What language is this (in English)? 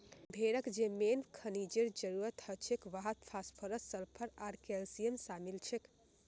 Magahi